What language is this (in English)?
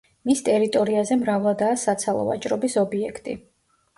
Georgian